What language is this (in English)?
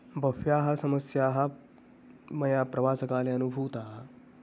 Sanskrit